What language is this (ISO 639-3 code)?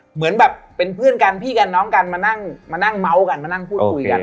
tha